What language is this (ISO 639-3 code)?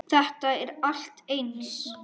isl